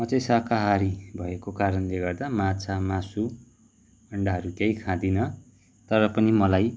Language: Nepali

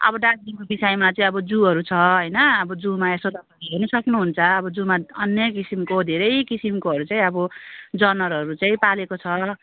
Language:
Nepali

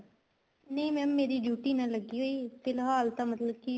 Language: Punjabi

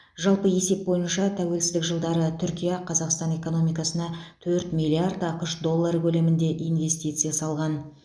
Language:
Kazakh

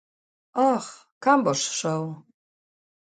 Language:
Slovenian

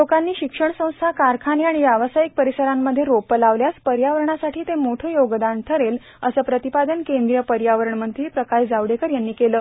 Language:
Marathi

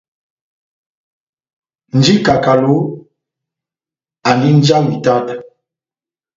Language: Batanga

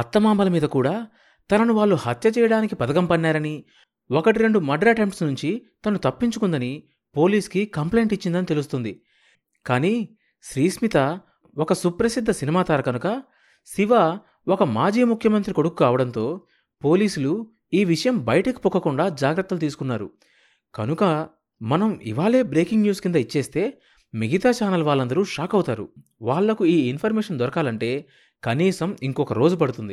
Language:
Telugu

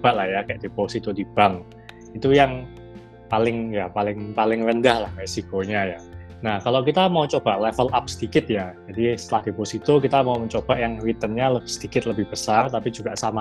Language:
Indonesian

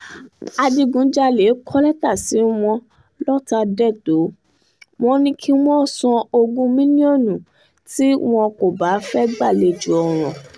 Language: Yoruba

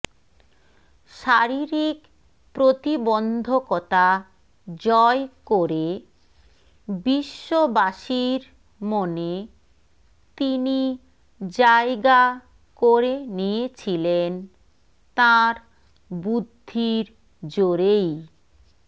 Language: Bangla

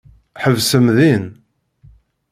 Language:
Kabyle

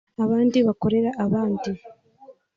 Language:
Kinyarwanda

